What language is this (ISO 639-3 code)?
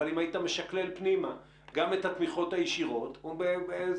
heb